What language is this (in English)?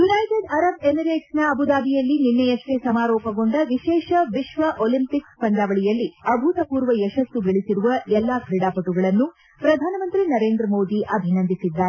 Kannada